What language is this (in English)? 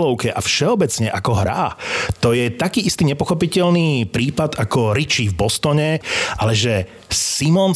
Slovak